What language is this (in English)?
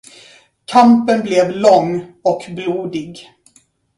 Swedish